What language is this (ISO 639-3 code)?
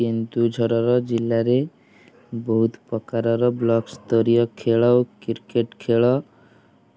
ori